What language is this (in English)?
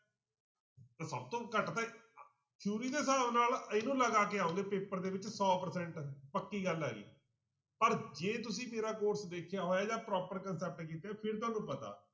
Punjabi